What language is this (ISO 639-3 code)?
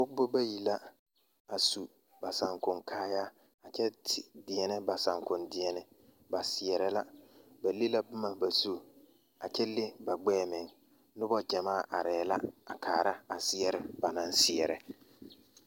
dga